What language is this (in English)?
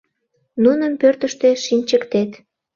Mari